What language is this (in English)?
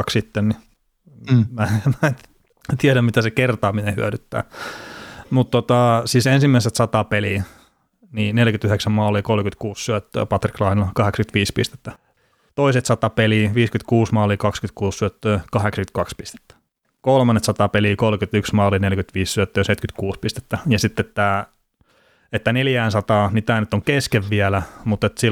Finnish